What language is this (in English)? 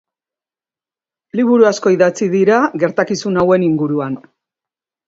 Basque